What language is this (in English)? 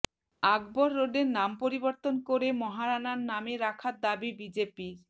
Bangla